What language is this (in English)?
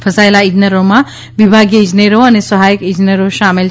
Gujarati